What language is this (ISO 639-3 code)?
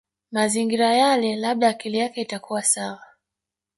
swa